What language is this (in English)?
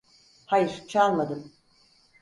Turkish